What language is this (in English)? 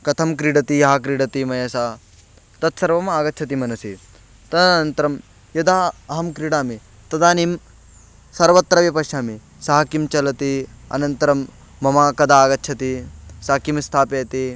Sanskrit